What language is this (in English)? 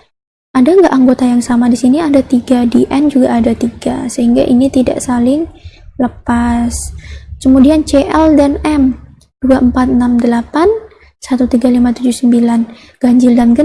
Indonesian